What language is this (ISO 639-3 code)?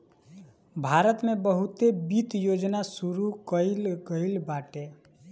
bho